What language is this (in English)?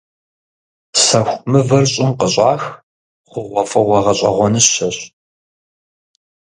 Kabardian